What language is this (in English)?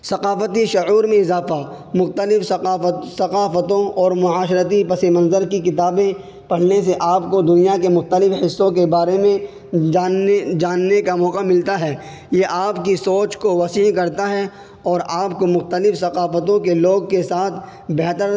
Urdu